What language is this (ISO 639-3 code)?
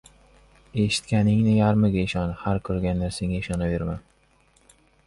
uzb